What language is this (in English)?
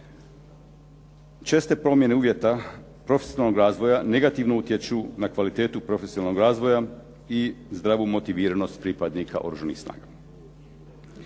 Croatian